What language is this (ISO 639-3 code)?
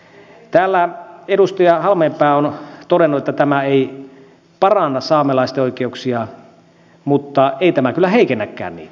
fin